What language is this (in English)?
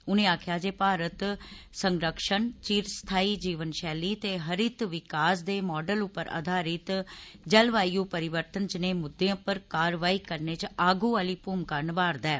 Dogri